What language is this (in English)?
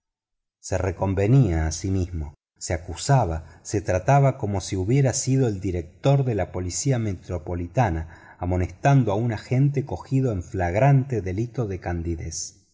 Spanish